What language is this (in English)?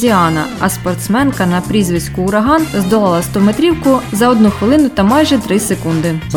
Ukrainian